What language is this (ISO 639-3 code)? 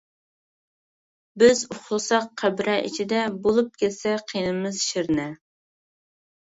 uig